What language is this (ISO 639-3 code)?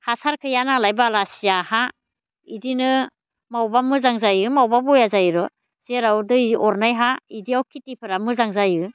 brx